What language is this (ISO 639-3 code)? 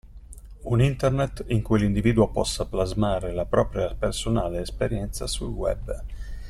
ita